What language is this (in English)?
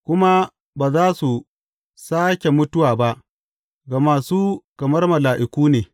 Hausa